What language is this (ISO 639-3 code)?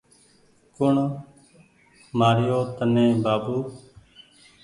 gig